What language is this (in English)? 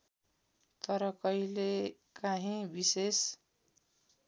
Nepali